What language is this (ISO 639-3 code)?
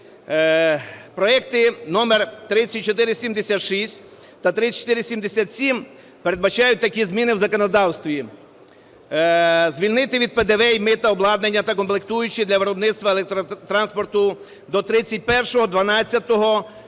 ukr